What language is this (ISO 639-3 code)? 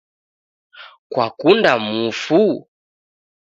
dav